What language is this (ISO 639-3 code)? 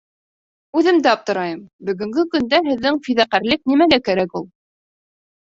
bak